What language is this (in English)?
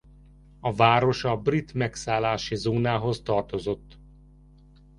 Hungarian